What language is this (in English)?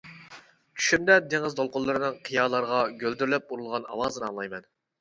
Uyghur